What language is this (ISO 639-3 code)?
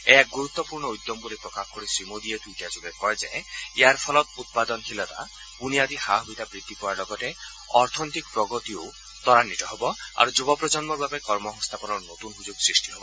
asm